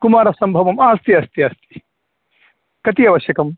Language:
Sanskrit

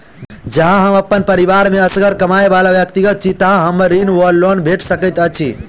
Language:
Maithili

